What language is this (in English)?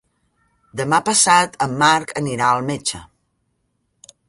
Catalan